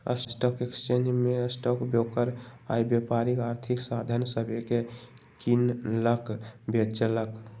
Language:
Magahi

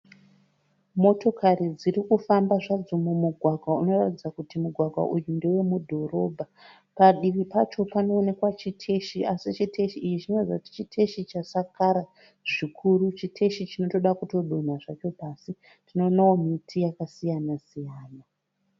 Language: Shona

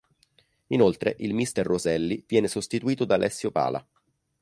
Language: Italian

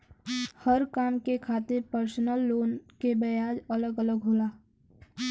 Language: Bhojpuri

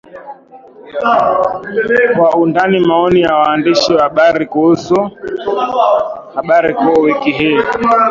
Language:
Swahili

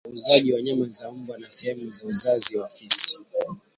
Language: Swahili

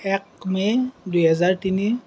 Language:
Assamese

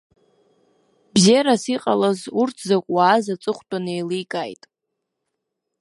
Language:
Abkhazian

